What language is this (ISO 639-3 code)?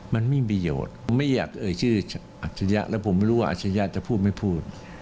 tha